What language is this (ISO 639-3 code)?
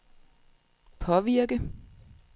dan